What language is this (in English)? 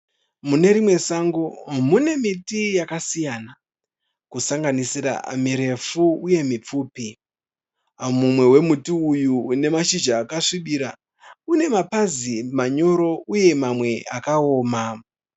Shona